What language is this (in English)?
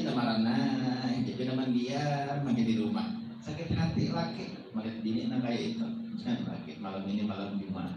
Indonesian